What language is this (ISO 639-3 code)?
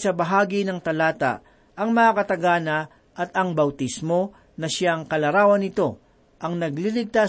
fil